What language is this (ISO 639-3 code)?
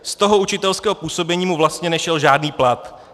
ces